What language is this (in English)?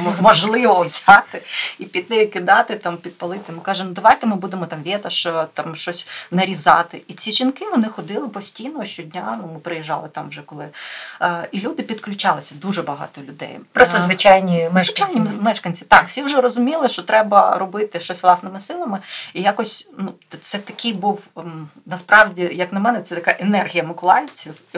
Ukrainian